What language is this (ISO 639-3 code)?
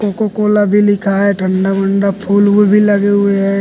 hne